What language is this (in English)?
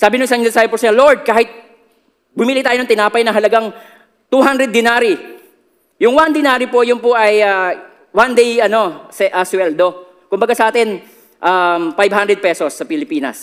Filipino